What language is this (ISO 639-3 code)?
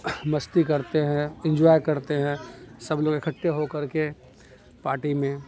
urd